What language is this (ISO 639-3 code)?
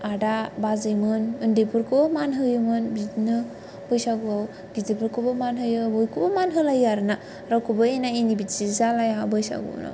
brx